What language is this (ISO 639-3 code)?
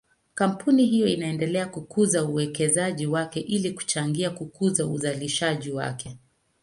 swa